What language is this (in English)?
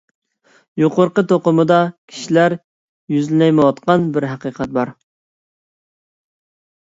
Uyghur